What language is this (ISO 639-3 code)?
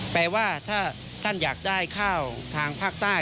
tha